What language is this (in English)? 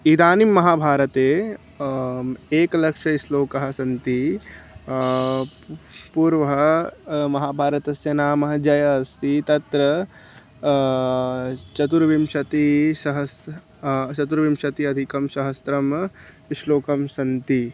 Sanskrit